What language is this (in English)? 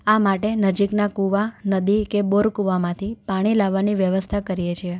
Gujarati